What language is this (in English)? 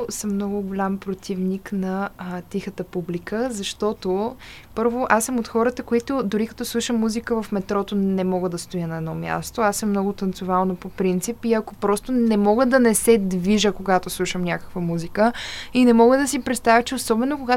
Bulgarian